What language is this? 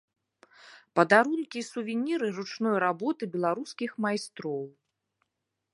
Belarusian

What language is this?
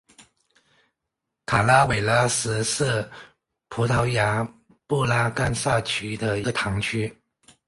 Chinese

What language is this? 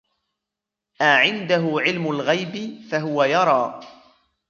Arabic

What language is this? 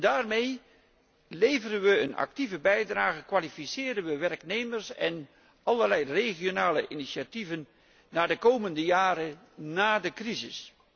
Dutch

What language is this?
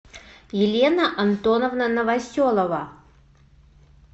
Russian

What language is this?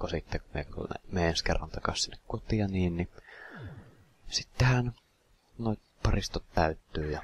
Finnish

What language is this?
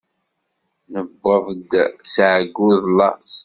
Kabyle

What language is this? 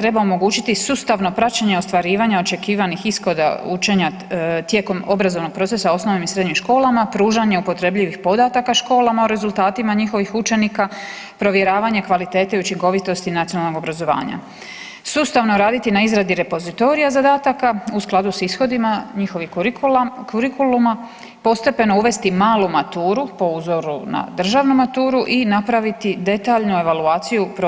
Croatian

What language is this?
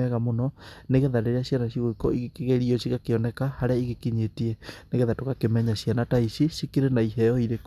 Kikuyu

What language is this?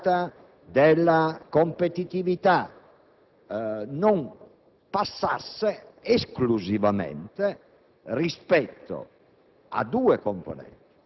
Italian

